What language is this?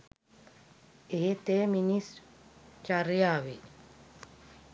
Sinhala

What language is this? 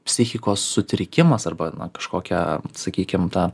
Lithuanian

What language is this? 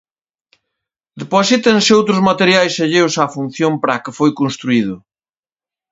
Galician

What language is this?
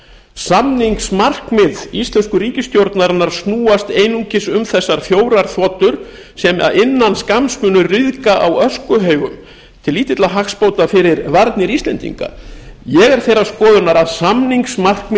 Icelandic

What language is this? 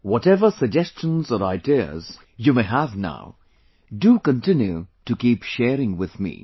English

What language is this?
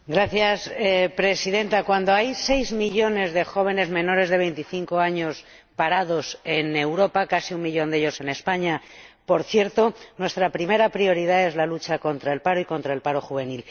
Spanish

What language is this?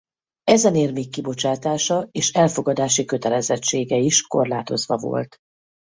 Hungarian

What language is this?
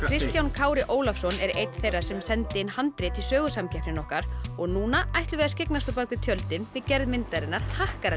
Icelandic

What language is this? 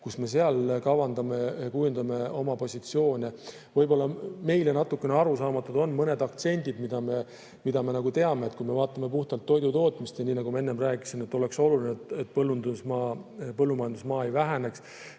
Estonian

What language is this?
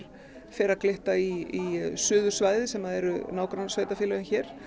Icelandic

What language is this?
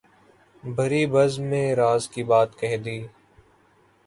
Urdu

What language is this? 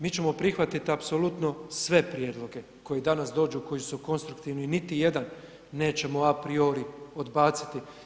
Croatian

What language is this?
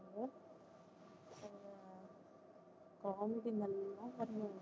Tamil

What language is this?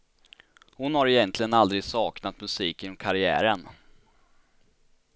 Swedish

